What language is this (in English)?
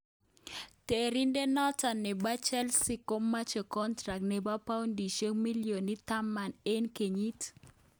Kalenjin